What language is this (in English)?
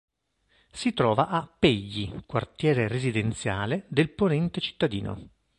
Italian